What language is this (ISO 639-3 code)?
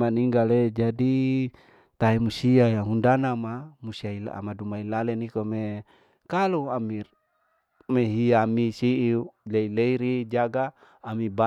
alo